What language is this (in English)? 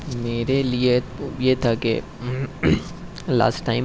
Urdu